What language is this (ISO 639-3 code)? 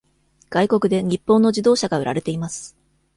jpn